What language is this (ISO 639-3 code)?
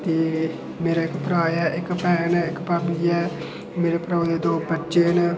doi